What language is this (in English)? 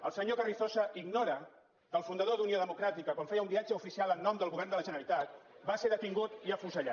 Catalan